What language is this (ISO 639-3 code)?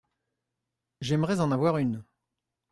fra